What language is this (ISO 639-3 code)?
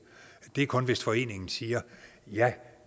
dan